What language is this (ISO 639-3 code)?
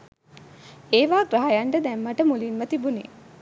sin